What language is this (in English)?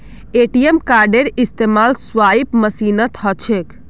Magahi